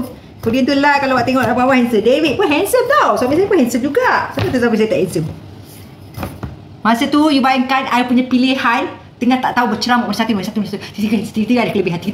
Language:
Malay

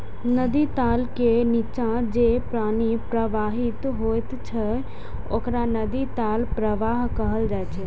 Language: Maithili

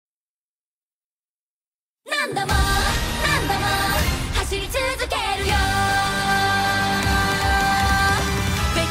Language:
Japanese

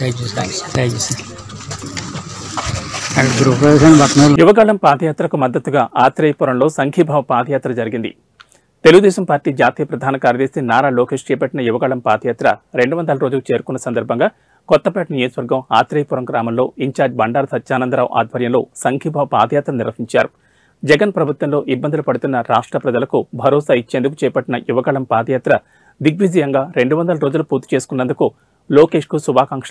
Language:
Arabic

